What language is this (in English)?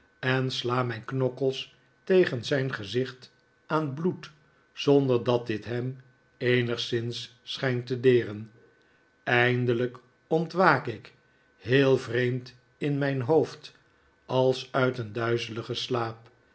Dutch